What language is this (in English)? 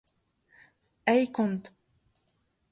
Breton